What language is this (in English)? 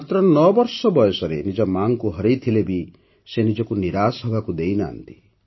Odia